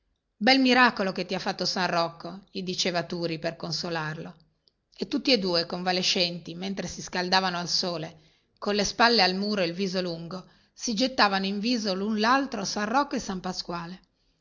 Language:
Italian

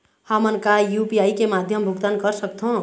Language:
Chhattisgarhi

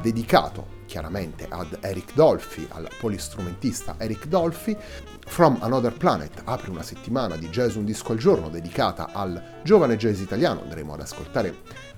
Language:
Italian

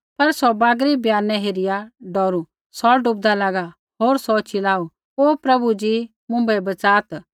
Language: Kullu Pahari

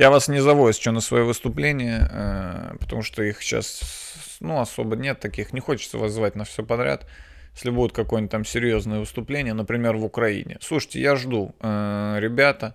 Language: Russian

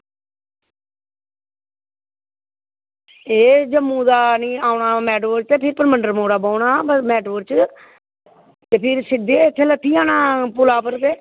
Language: Dogri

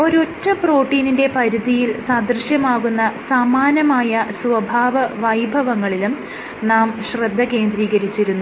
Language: Malayalam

